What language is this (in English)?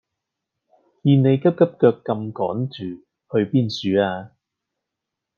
Cantonese